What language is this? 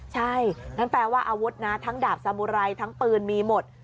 Thai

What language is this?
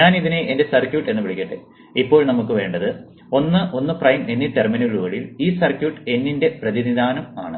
Malayalam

